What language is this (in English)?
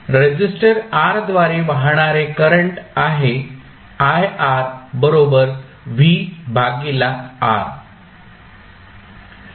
Marathi